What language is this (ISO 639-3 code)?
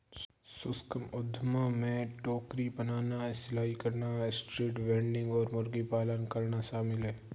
hin